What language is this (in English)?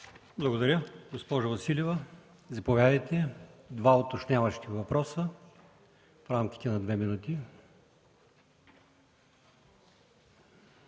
Bulgarian